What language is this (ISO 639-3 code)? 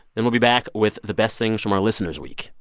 eng